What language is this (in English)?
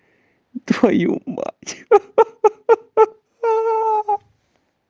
Russian